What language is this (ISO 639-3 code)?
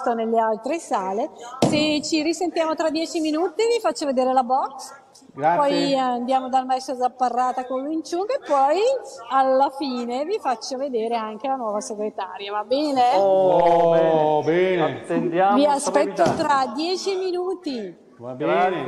ita